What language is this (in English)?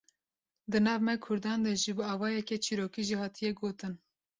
Kurdish